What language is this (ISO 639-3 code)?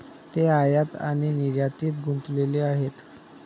mar